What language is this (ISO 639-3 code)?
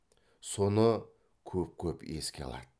kaz